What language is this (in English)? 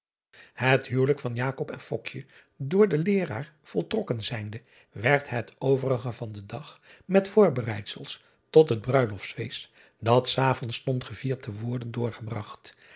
Dutch